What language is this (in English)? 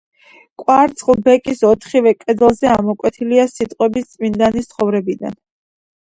Georgian